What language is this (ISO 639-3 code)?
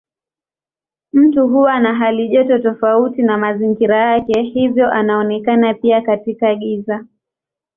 swa